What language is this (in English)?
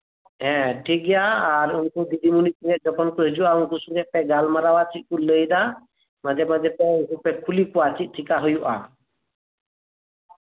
Santali